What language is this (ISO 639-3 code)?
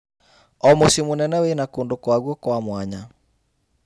kik